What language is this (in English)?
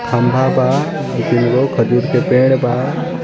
Bhojpuri